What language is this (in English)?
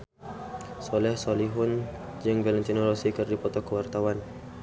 Sundanese